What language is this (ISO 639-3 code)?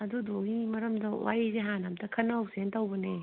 mni